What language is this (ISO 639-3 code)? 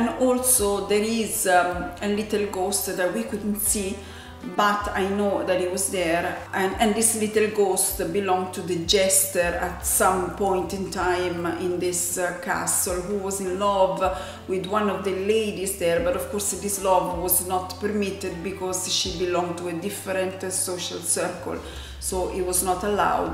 eng